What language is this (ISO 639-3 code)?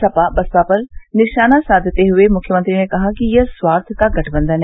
hin